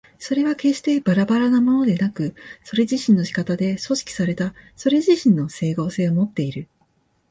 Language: Japanese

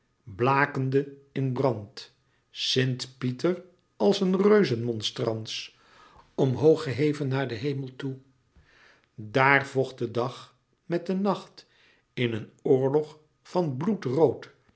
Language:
Dutch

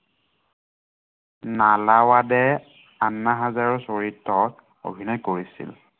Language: Assamese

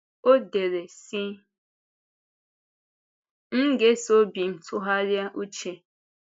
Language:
Igbo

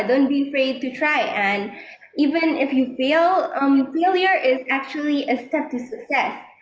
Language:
Indonesian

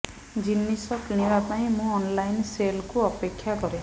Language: Odia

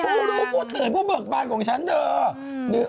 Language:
Thai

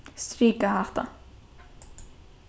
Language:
Faroese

